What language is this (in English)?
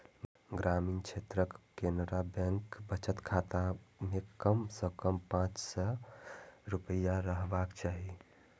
Maithili